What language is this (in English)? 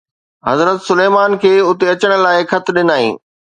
Sindhi